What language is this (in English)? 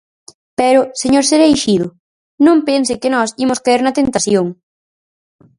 Galician